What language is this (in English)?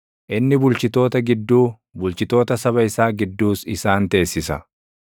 Oromo